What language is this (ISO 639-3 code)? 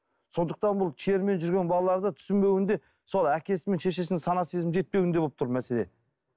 kaz